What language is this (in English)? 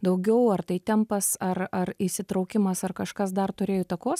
Lithuanian